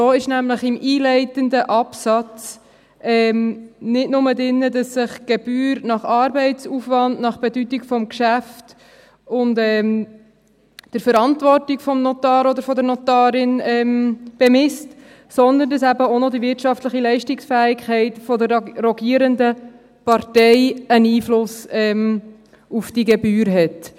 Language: Swiss German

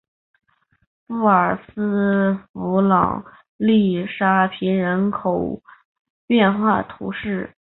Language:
Chinese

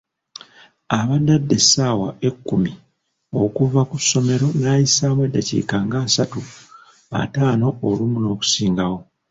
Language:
Ganda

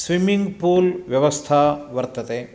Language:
Sanskrit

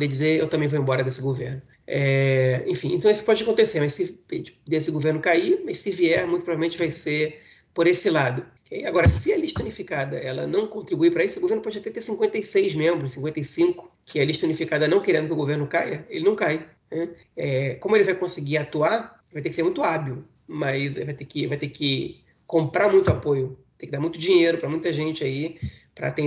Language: Portuguese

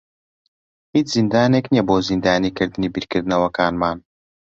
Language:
Central Kurdish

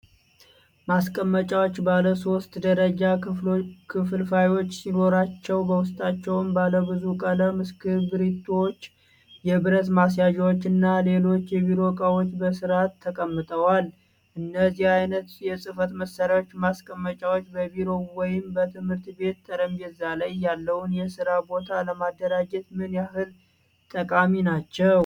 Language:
Amharic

